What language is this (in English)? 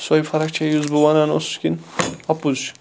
Kashmiri